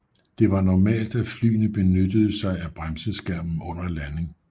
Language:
Danish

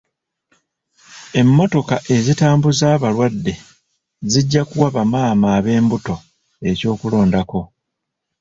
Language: Ganda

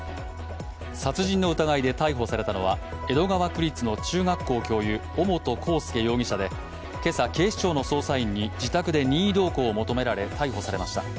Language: Japanese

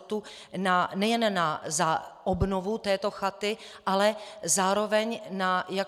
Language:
Czech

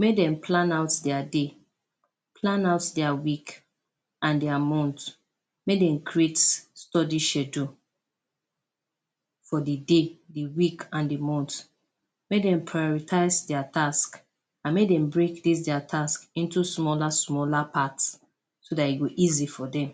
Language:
Nigerian Pidgin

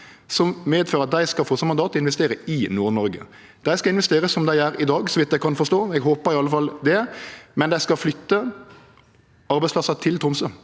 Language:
Norwegian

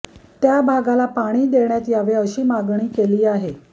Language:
Marathi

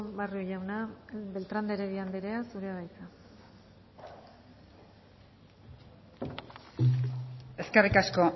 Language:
Basque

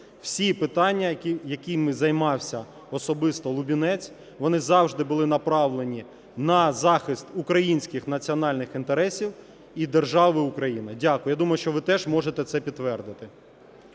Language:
Ukrainian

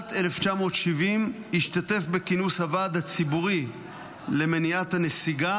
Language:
Hebrew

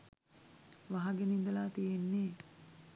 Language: Sinhala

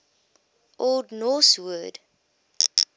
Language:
English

